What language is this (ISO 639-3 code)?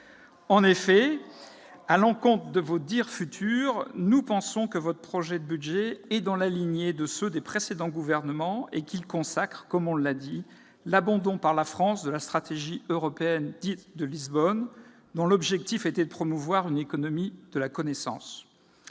fra